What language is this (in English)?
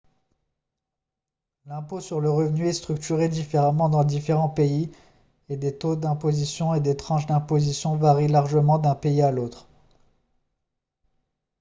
French